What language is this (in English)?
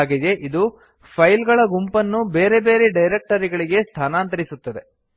Kannada